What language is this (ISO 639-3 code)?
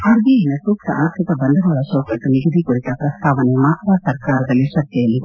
kan